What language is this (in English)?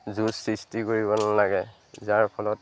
Assamese